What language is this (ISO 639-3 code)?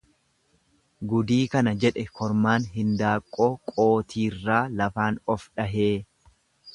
orm